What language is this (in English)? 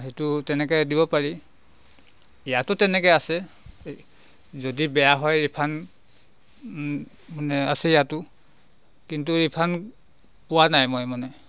Assamese